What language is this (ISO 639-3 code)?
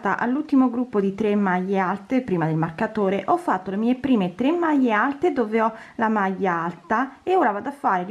ita